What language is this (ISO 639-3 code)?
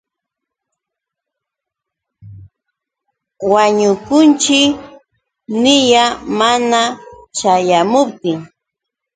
qux